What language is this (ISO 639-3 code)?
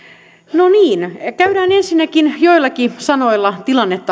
fin